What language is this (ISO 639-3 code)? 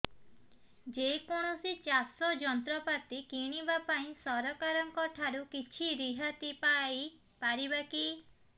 ori